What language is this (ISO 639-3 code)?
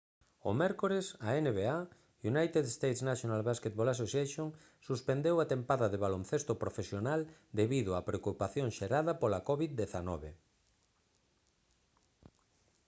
glg